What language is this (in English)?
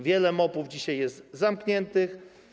Polish